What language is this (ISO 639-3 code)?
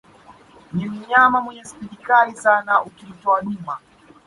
swa